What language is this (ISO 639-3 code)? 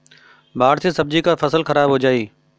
bho